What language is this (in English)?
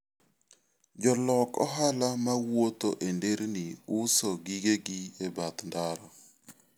Luo (Kenya and Tanzania)